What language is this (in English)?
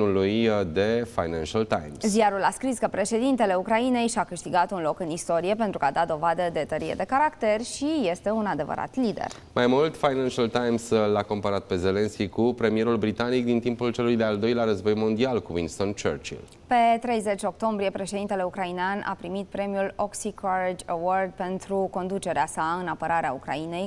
Romanian